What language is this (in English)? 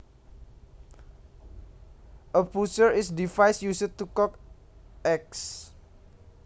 Javanese